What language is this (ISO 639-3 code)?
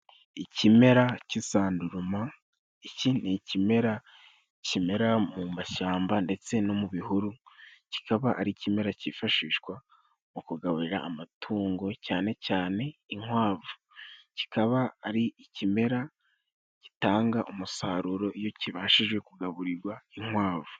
kin